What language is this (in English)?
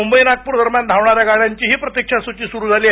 Marathi